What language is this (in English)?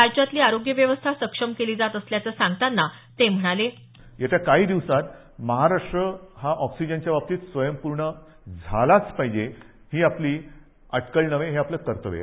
Marathi